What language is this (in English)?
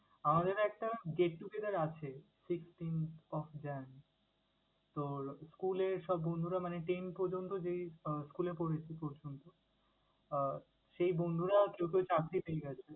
Bangla